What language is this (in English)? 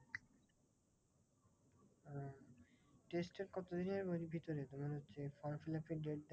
Bangla